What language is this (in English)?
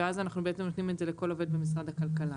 Hebrew